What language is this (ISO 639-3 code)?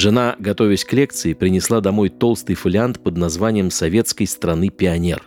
rus